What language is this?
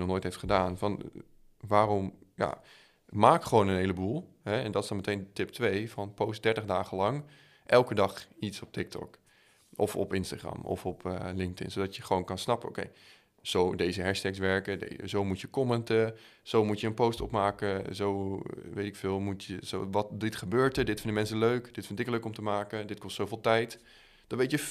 Dutch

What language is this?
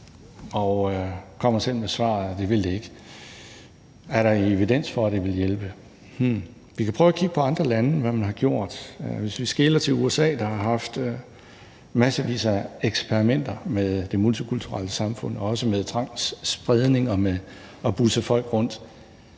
Danish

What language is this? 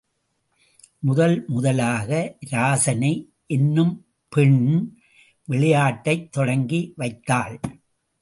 Tamil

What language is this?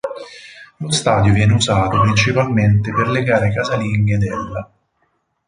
Italian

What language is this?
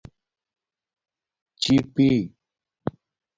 Domaaki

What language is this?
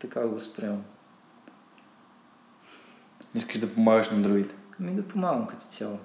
Bulgarian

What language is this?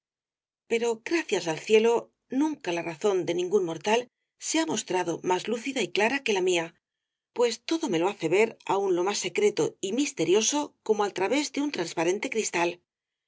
Spanish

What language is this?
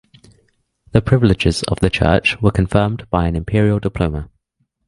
English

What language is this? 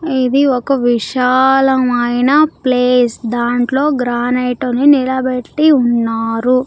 Telugu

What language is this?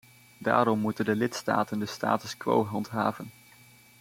Dutch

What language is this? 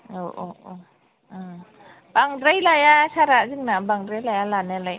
Bodo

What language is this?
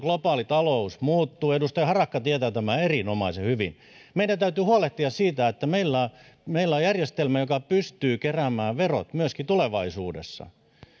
Finnish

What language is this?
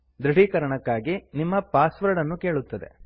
Kannada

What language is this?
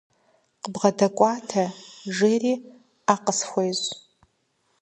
Kabardian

